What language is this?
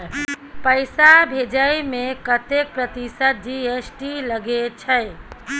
Maithili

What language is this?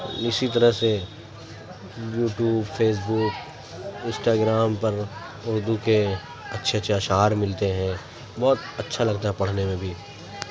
Urdu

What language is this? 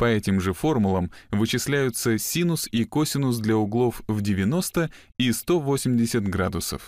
Russian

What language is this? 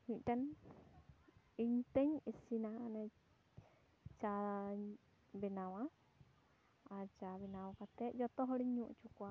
Santali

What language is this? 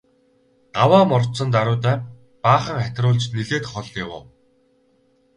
Mongolian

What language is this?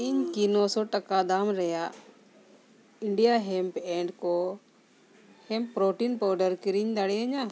Santali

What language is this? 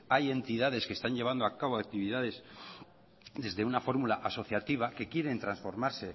Spanish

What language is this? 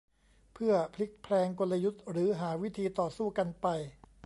Thai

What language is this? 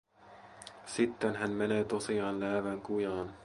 Finnish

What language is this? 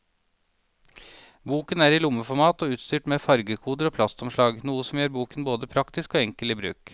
Norwegian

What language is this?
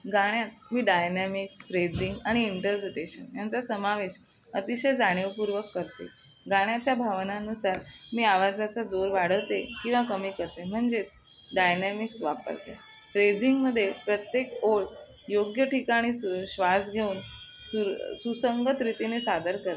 Marathi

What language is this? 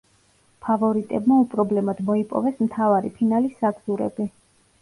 Georgian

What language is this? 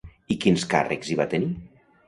Catalan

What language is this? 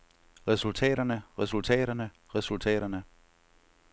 Danish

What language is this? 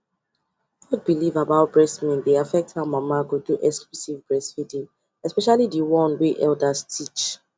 Nigerian Pidgin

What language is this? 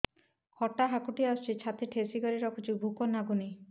Odia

